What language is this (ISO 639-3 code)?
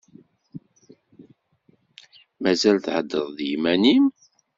kab